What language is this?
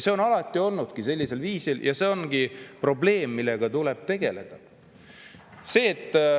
Estonian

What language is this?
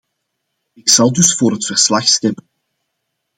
Dutch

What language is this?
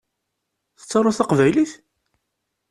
Kabyle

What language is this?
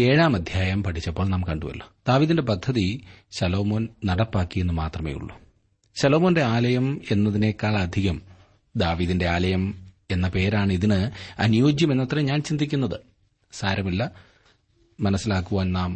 Malayalam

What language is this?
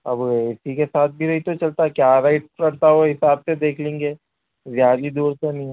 Urdu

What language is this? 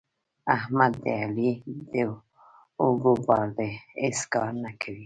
Pashto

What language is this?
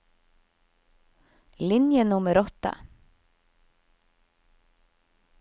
Norwegian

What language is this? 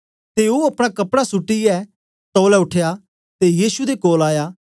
Dogri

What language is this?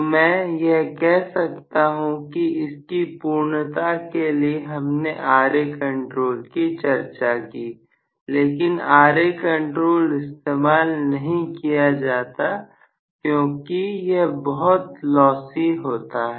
Hindi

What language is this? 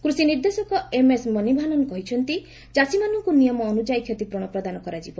Odia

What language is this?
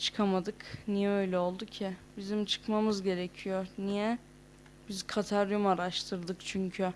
Turkish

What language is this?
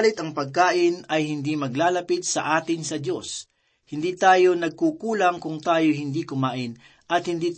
Filipino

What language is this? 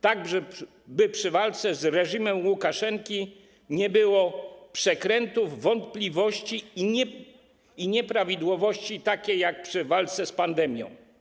Polish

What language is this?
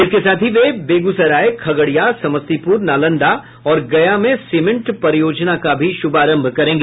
Hindi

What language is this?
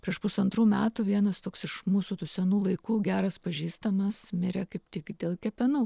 Lithuanian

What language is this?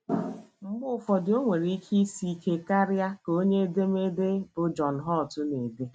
Igbo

